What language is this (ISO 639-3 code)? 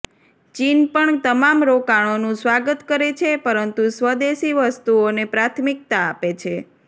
guj